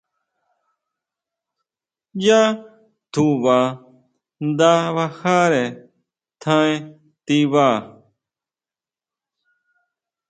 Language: Huautla Mazatec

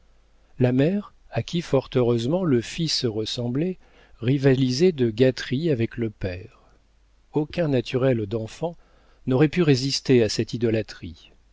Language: French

